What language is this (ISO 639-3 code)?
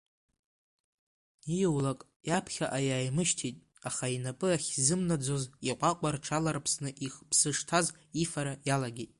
abk